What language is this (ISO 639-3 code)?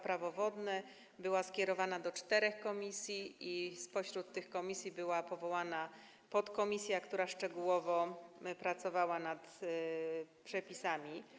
pol